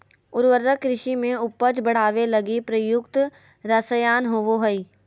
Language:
Magahi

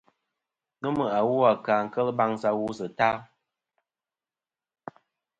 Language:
Kom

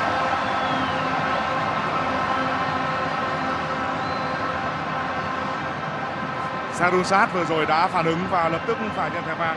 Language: Vietnamese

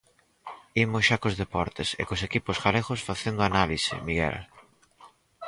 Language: Galician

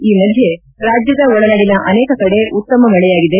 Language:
Kannada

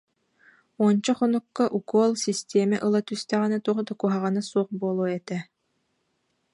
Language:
Yakut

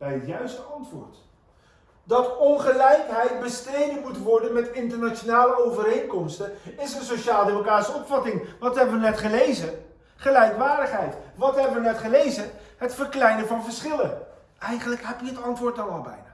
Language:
Dutch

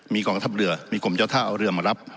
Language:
Thai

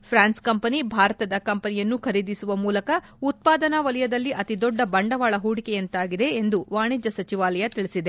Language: Kannada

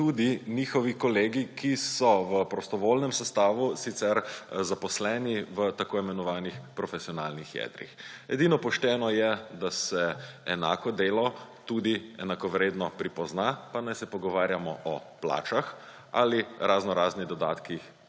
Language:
Slovenian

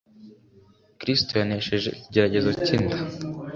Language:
Kinyarwanda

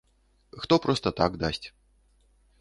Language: Belarusian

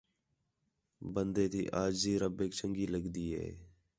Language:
Khetrani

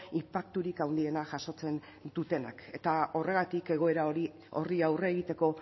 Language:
Basque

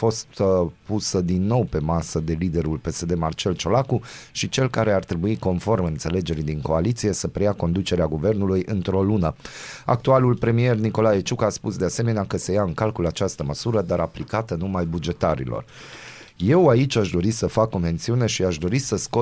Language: Romanian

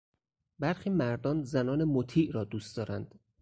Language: Persian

